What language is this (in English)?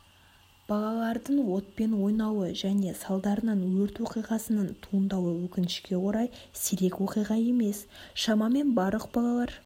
Kazakh